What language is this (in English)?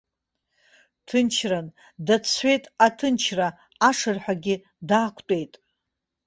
Abkhazian